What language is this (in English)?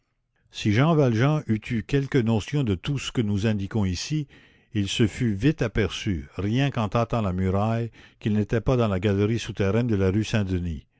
French